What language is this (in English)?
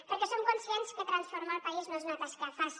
Catalan